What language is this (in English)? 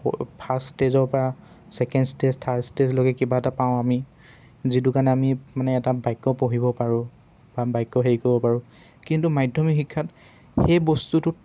Assamese